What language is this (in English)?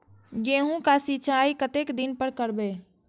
Maithili